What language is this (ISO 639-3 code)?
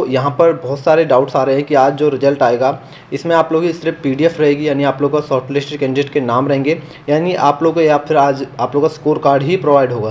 hin